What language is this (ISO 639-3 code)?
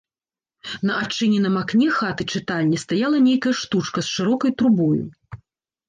bel